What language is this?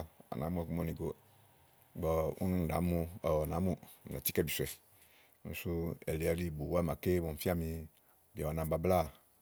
Igo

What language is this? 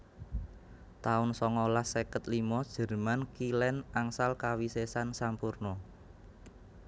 Javanese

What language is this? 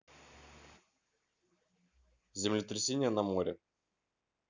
Russian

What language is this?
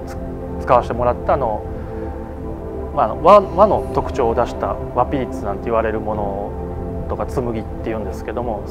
Japanese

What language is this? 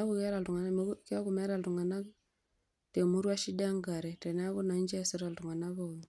Masai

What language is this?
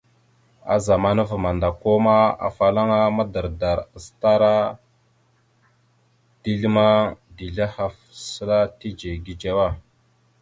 Mada (Cameroon)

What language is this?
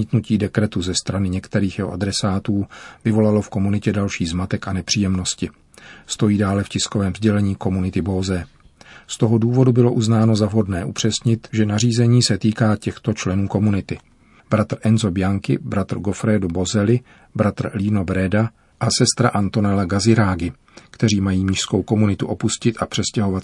Czech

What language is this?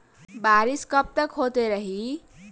Bhojpuri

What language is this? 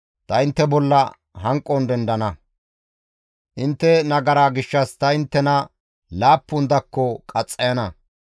Gamo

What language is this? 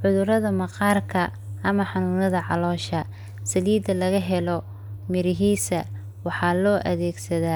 Somali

